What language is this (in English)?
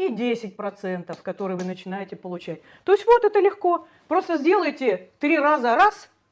Russian